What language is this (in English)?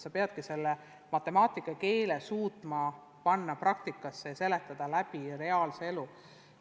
Estonian